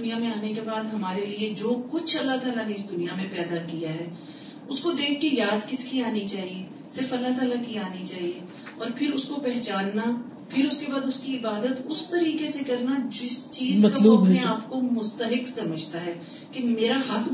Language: Urdu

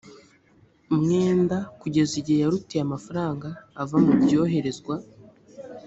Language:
Kinyarwanda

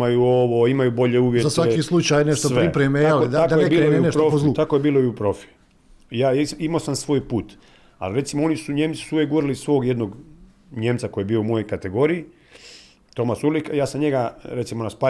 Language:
Croatian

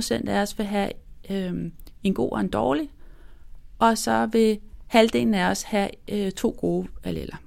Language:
Danish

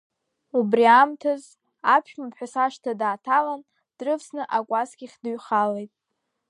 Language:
Abkhazian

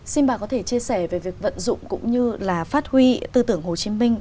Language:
Vietnamese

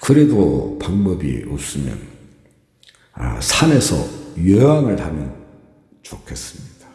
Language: Korean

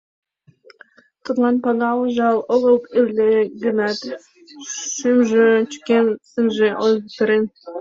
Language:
Mari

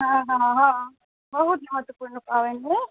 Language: Maithili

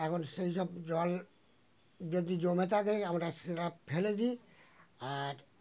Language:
Bangla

